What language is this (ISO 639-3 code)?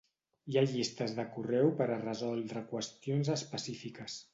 cat